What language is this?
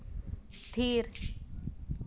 Santali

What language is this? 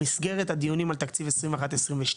Hebrew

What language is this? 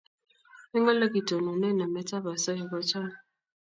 Kalenjin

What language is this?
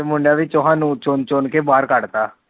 Punjabi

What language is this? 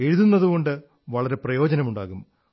Malayalam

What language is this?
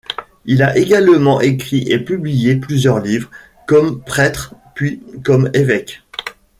French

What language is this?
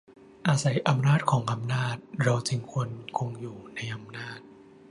Thai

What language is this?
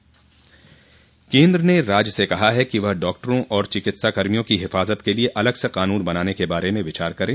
Hindi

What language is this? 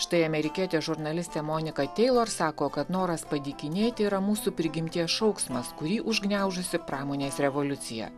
Lithuanian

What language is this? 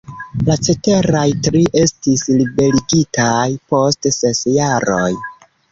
Esperanto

